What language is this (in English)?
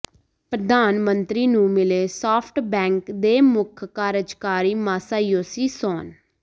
Punjabi